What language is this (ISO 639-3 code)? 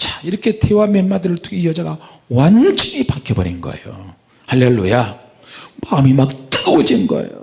kor